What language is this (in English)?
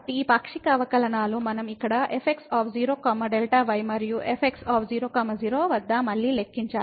Telugu